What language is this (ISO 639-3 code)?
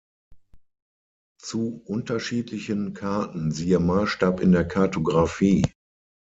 deu